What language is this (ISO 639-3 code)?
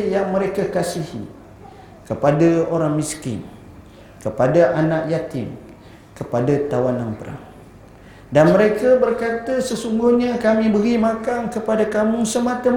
msa